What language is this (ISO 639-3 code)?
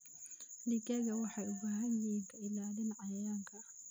som